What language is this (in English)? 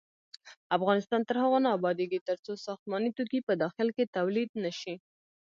Pashto